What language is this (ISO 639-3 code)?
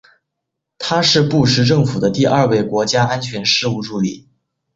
zho